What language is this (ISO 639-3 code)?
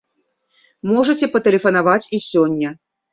bel